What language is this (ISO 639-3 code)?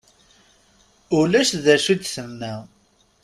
kab